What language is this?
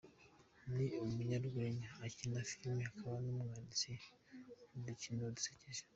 Kinyarwanda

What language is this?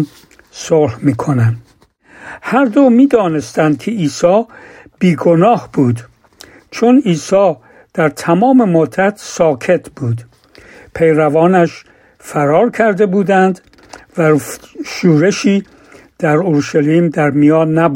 Persian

